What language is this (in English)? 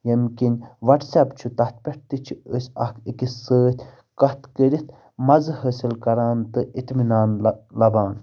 Kashmiri